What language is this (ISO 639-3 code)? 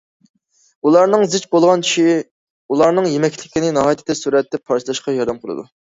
uig